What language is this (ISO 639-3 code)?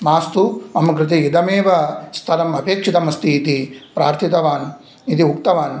san